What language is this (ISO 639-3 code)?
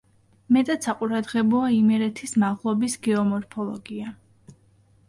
kat